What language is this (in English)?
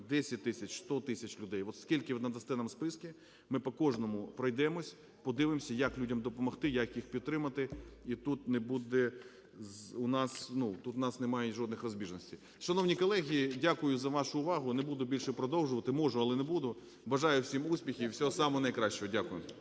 Ukrainian